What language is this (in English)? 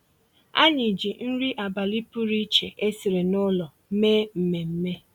Igbo